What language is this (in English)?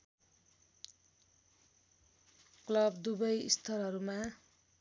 Nepali